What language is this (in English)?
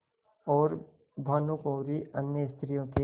Hindi